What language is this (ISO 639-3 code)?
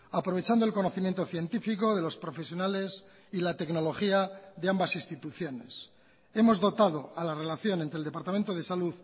spa